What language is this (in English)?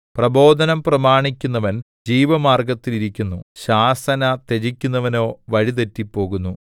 Malayalam